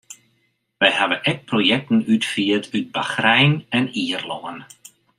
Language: Western Frisian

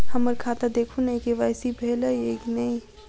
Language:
Maithili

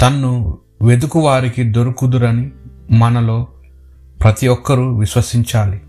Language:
Telugu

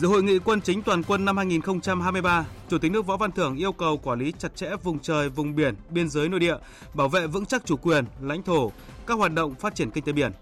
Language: Vietnamese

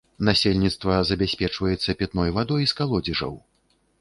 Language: Belarusian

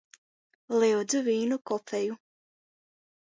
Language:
Latgalian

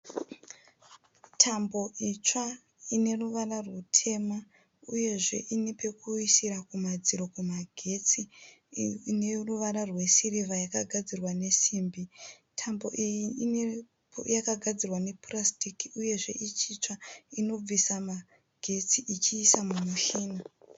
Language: Shona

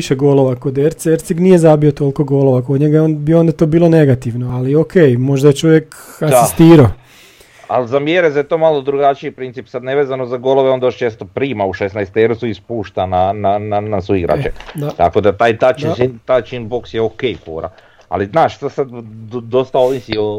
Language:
Croatian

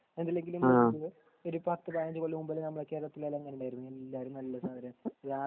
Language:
Malayalam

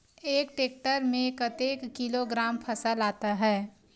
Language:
Chhattisgarhi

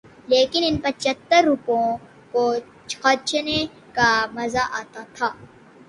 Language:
Urdu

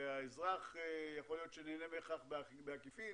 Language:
Hebrew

